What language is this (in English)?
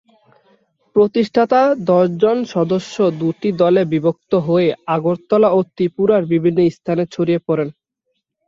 Bangla